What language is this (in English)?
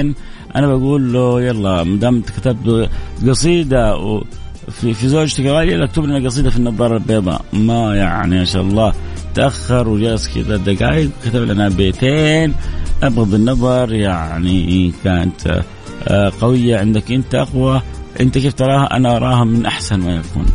Arabic